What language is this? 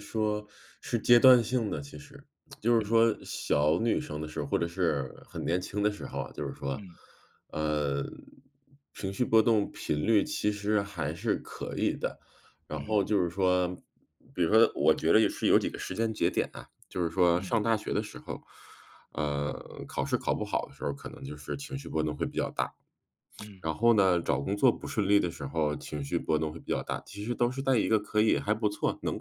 Chinese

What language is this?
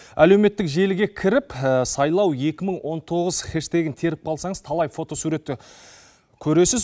Kazakh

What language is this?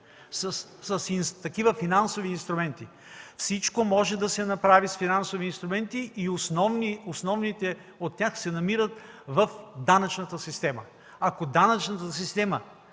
Bulgarian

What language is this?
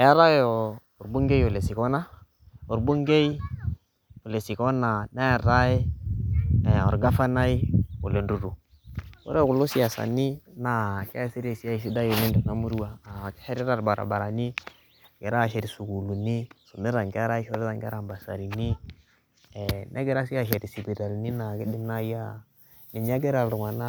Masai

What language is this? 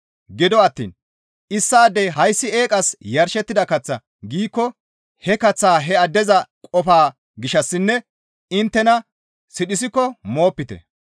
Gamo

